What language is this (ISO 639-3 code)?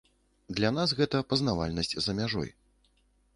bel